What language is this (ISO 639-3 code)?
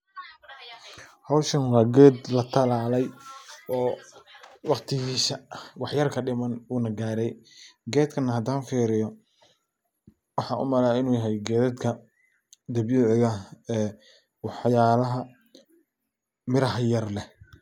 som